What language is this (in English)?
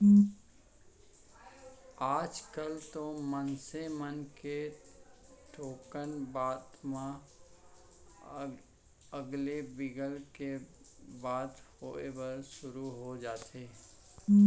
Chhattisgarhi